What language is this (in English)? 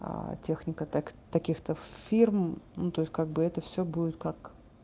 Russian